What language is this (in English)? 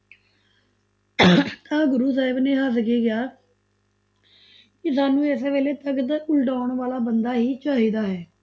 Punjabi